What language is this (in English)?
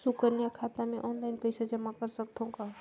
Chhattisgarhi